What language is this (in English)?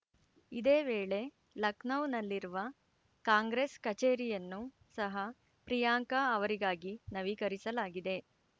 Kannada